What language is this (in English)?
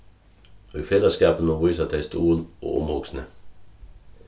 Faroese